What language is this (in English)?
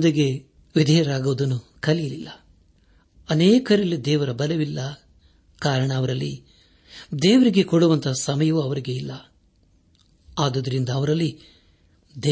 Kannada